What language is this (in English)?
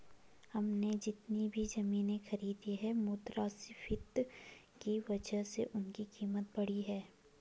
Hindi